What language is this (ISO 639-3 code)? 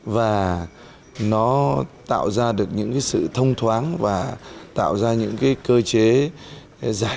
vie